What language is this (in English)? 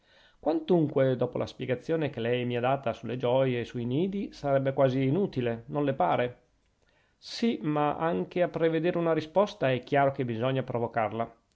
Italian